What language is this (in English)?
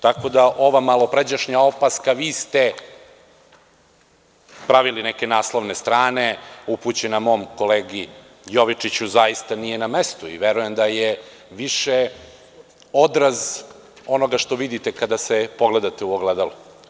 Serbian